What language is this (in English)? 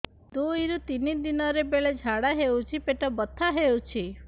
Odia